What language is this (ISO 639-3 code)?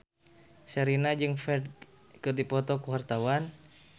sun